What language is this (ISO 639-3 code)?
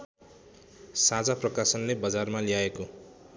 nep